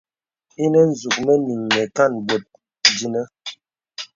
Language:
Bebele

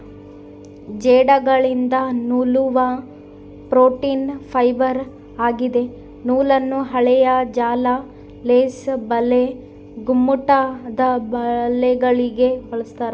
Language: Kannada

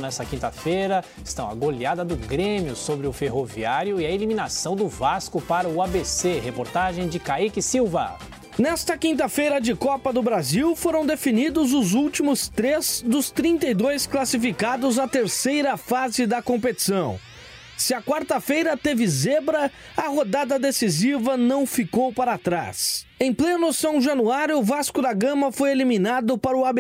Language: Portuguese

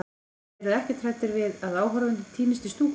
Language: Icelandic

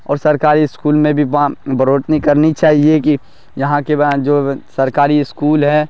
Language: Urdu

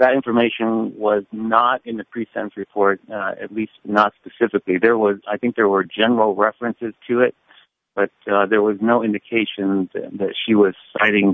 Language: English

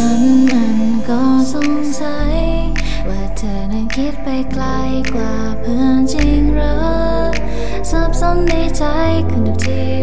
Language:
Thai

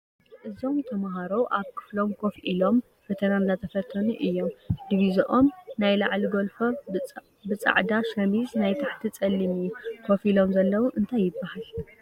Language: Tigrinya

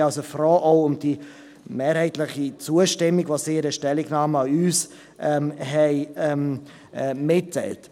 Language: Swiss German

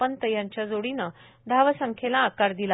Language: Marathi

